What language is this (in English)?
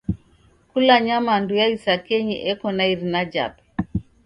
Taita